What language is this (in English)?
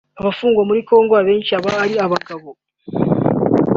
Kinyarwanda